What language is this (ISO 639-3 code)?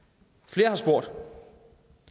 dan